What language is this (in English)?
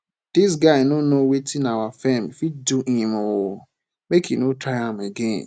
Nigerian Pidgin